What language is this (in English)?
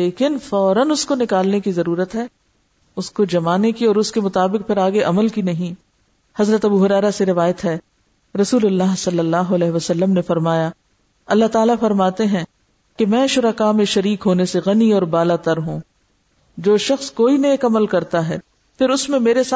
Urdu